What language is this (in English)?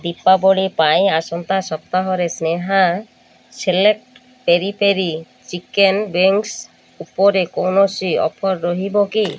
Odia